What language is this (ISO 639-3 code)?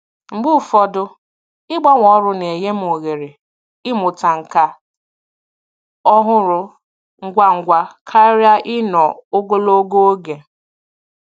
ibo